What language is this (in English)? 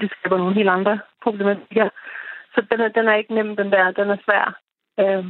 Danish